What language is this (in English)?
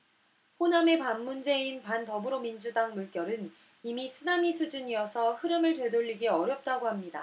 Korean